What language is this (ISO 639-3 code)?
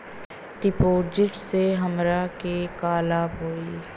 bho